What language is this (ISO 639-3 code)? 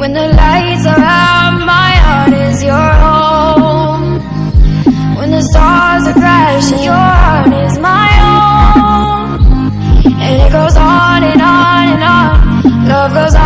por